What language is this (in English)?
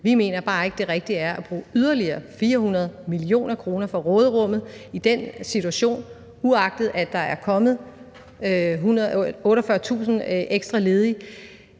Danish